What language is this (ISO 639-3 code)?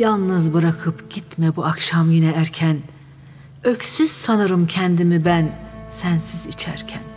tur